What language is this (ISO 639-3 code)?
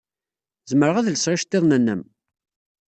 kab